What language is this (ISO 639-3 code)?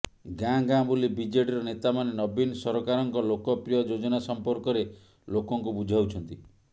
ori